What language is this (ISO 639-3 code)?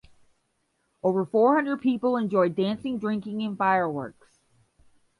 eng